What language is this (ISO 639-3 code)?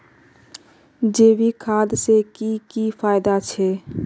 mag